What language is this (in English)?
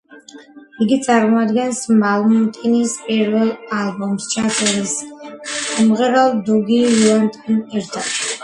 Georgian